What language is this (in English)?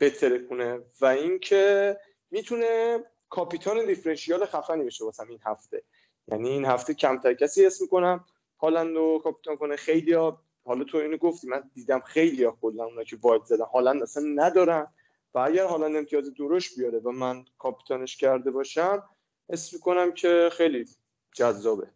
Persian